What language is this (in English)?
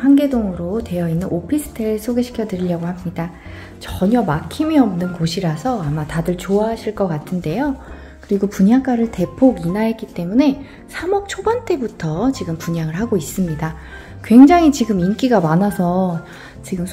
Korean